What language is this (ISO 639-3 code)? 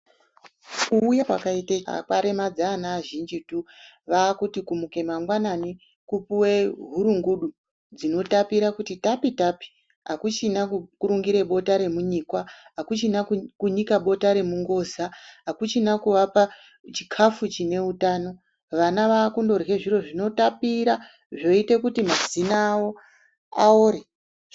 ndc